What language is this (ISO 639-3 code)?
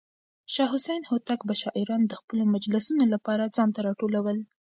pus